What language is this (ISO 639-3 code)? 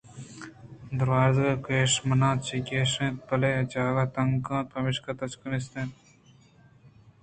bgp